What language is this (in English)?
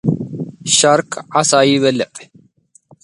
Tigrinya